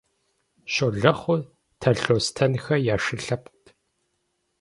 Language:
Kabardian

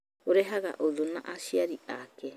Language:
Kikuyu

